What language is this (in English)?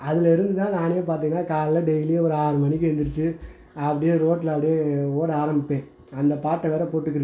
Tamil